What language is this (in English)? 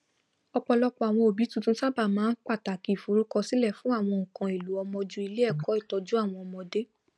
Yoruba